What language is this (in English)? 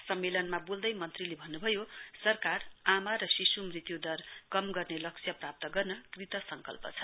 Nepali